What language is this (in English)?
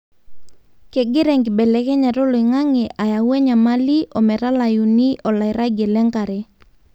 Masai